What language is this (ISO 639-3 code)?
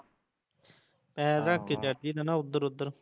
pan